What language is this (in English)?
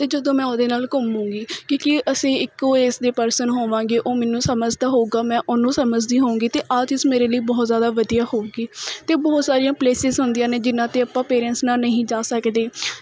Punjabi